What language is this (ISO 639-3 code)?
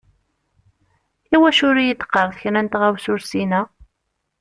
kab